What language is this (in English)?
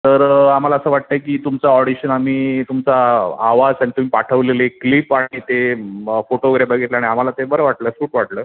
Marathi